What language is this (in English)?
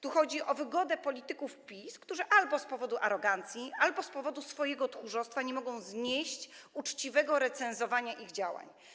Polish